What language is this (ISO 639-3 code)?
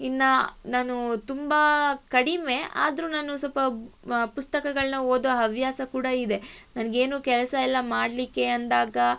kan